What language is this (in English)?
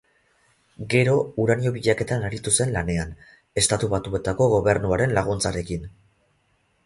Basque